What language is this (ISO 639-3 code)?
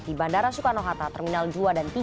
ind